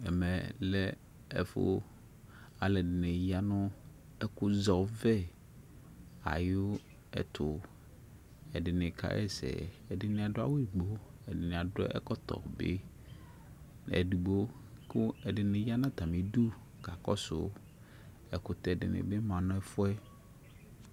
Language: Ikposo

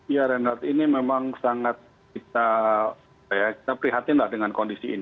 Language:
Indonesian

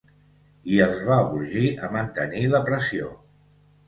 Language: Catalan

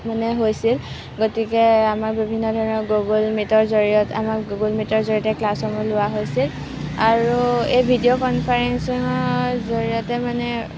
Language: Assamese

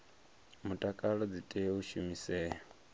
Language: Venda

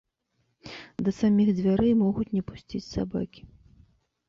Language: Belarusian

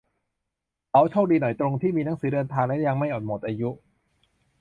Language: Thai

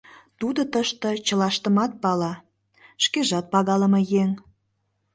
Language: Mari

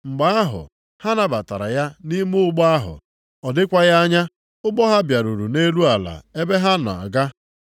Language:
Igbo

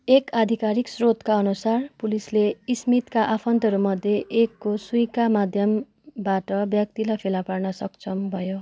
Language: Nepali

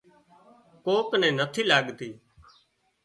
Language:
Wadiyara Koli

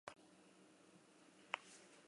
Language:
Basque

